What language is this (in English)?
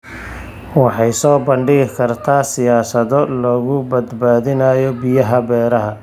Somali